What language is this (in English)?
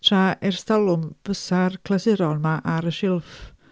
Welsh